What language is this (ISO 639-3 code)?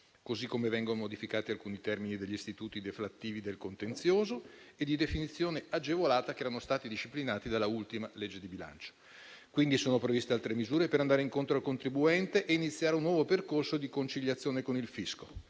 ita